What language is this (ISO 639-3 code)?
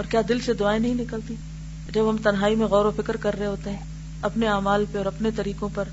urd